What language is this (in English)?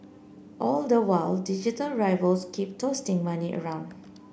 English